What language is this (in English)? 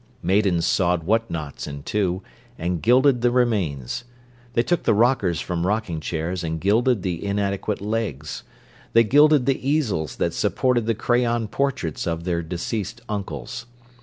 English